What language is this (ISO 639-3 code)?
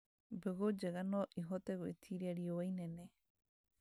kik